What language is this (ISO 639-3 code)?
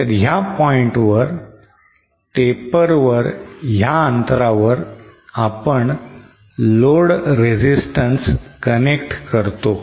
mar